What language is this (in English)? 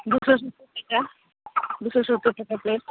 Santali